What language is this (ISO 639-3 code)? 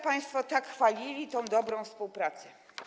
pol